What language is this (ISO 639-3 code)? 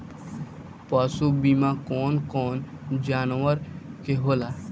bho